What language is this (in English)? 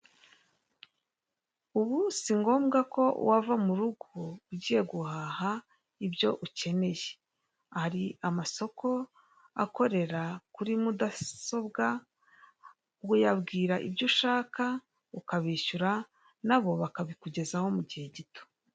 Kinyarwanda